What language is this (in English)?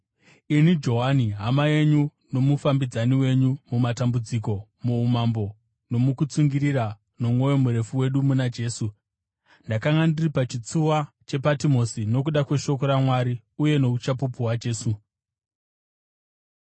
Shona